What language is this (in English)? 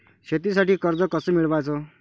Marathi